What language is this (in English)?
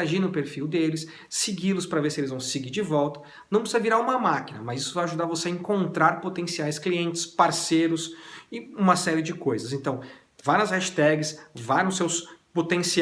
Portuguese